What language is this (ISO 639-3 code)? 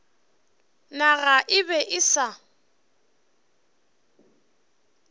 nso